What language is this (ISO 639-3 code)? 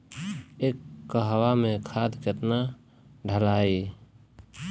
bho